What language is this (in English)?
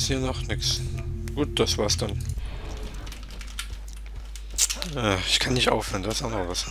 German